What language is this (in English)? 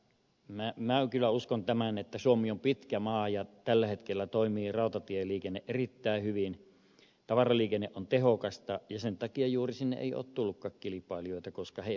Finnish